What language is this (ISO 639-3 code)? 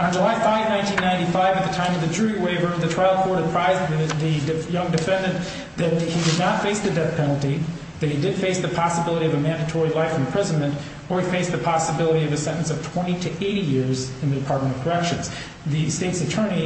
eng